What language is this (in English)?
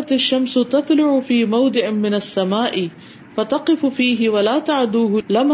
Urdu